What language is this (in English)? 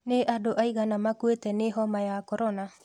Kikuyu